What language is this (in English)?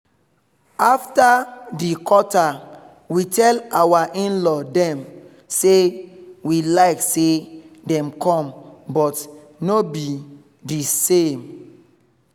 Nigerian Pidgin